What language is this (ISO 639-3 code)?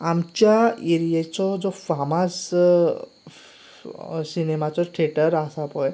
kok